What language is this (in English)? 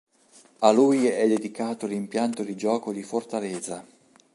Italian